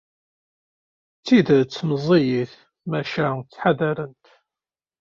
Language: Kabyle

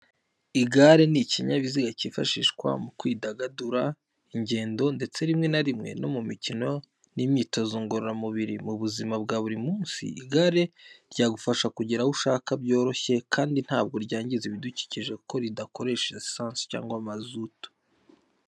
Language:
Kinyarwanda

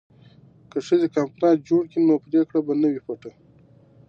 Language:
Pashto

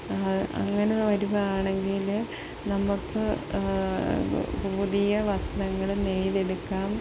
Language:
Malayalam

